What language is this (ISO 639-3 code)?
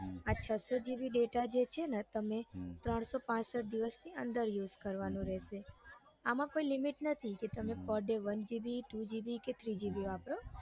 guj